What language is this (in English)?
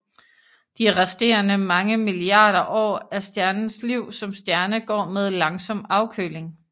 Danish